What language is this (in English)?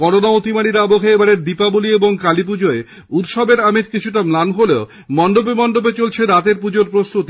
Bangla